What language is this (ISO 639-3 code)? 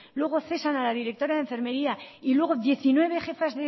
spa